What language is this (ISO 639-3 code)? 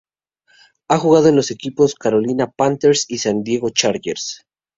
spa